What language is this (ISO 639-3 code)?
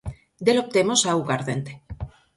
glg